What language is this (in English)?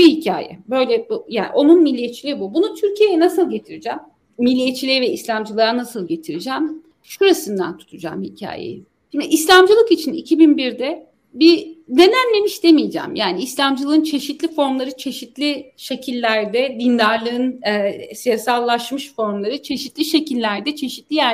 Turkish